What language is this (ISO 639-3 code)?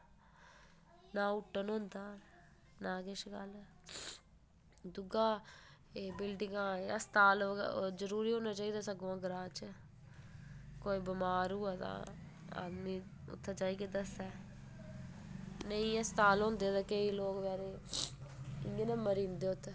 doi